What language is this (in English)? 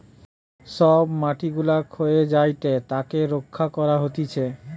Bangla